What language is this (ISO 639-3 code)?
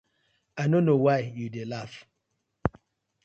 pcm